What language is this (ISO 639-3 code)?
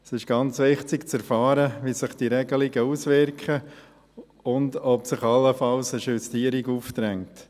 gsw